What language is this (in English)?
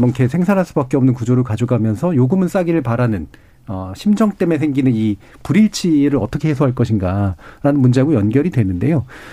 Korean